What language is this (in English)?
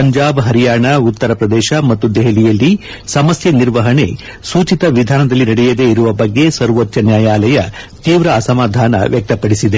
Kannada